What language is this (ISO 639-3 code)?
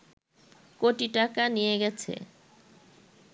ben